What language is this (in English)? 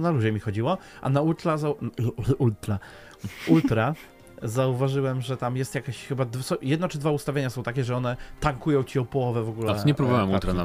Polish